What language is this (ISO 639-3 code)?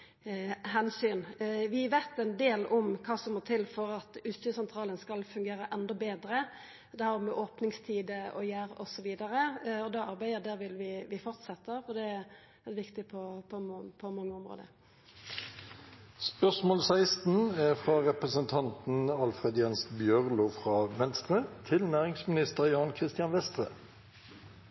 nno